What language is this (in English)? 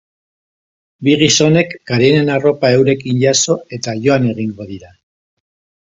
Basque